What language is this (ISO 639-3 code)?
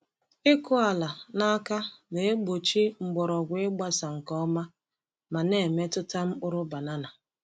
ibo